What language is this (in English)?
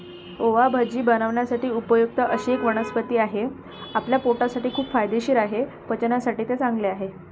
Marathi